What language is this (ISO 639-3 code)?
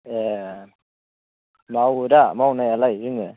brx